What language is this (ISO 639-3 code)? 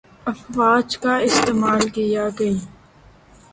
urd